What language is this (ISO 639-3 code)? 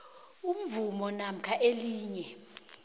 nbl